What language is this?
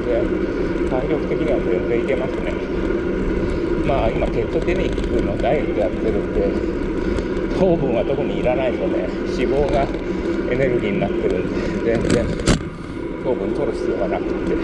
Japanese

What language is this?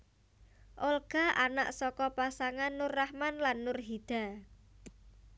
Javanese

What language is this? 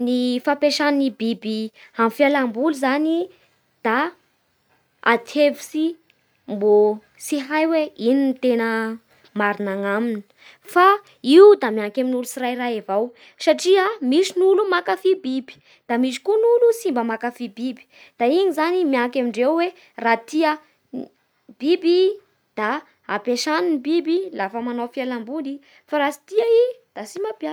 Bara Malagasy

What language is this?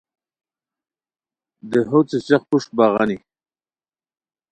Khowar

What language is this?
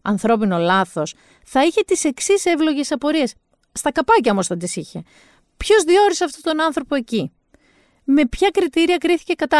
Greek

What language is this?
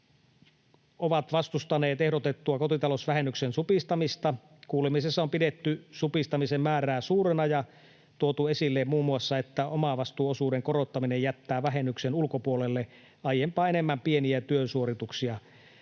Finnish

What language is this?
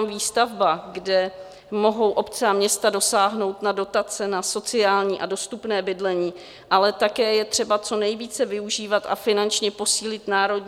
Czech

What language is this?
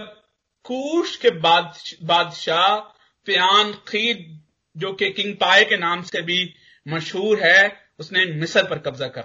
Hindi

